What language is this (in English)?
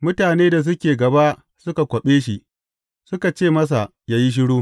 Hausa